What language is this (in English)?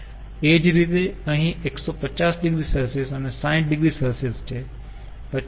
Gujarati